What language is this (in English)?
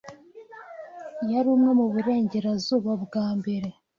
Kinyarwanda